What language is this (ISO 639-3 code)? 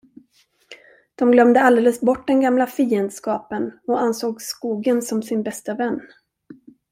swe